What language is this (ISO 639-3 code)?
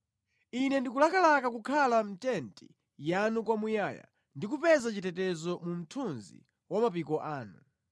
nya